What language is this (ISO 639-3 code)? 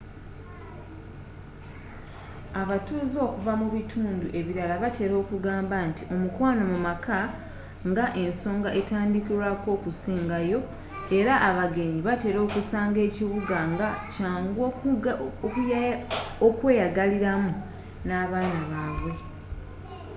lug